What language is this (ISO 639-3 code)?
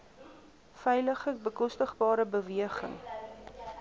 afr